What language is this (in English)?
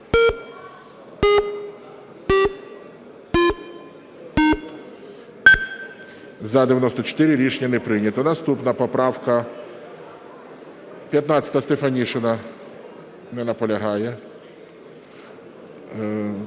Ukrainian